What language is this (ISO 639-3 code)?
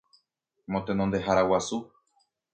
grn